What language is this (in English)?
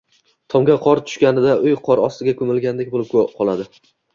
Uzbek